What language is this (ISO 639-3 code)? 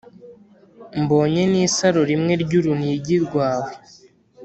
kin